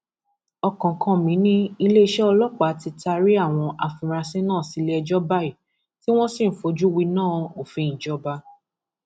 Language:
Yoruba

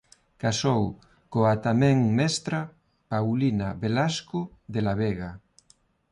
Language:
Galician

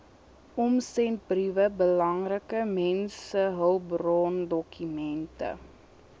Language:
Afrikaans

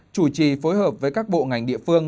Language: Vietnamese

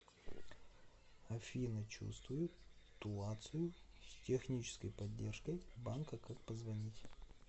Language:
Russian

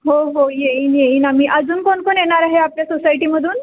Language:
Marathi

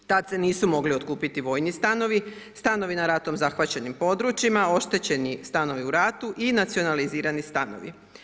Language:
Croatian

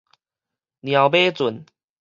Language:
Min Nan Chinese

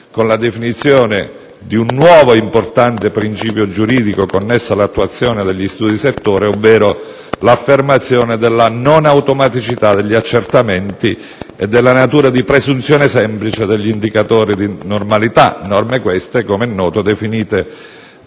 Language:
Italian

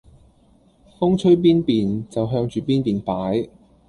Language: Cantonese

